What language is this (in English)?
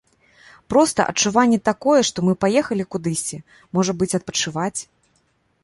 Belarusian